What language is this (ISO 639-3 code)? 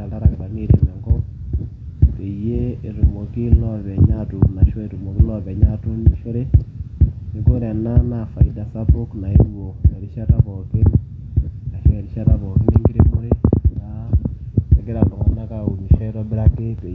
mas